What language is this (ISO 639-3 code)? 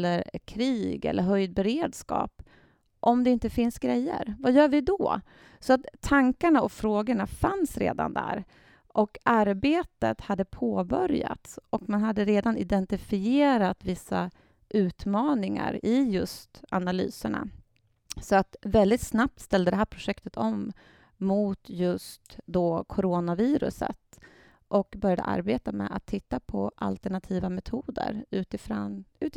swe